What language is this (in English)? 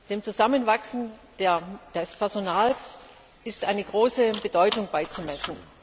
German